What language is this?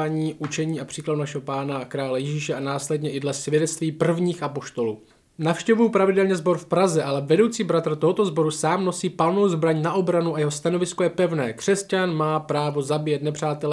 Czech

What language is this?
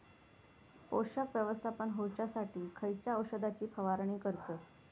Marathi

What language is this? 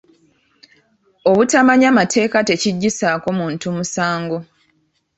Ganda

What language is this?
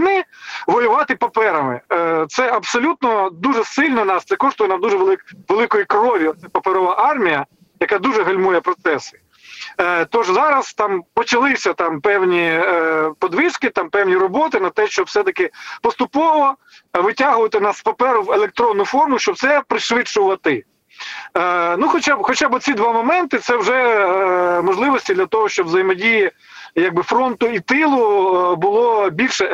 Ukrainian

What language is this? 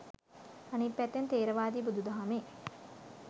Sinhala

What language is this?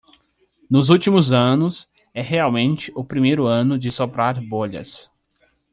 Portuguese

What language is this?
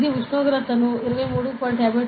Telugu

